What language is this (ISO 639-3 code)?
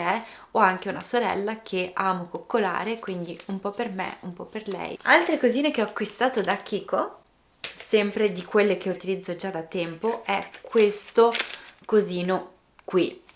ita